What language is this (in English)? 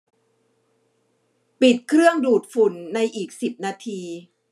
Thai